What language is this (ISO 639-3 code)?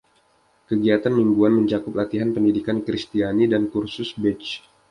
ind